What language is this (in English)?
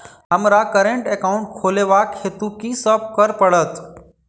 Maithili